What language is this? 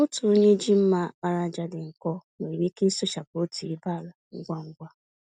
Igbo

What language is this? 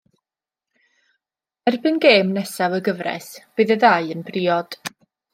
Welsh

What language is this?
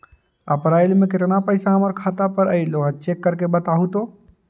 Magahi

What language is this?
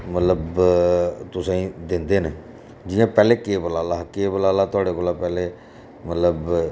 Dogri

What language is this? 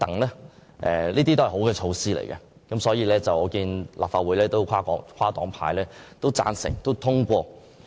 Cantonese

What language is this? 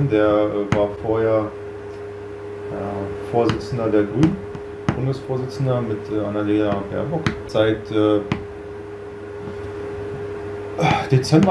German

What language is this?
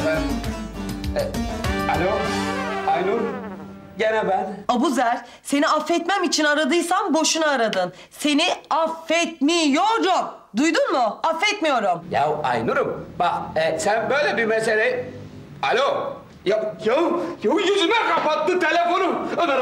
Turkish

